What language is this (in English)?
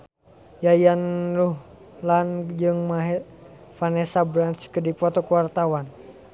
Sundanese